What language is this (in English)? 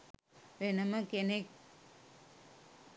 Sinhala